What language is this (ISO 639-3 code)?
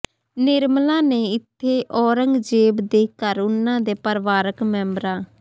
pan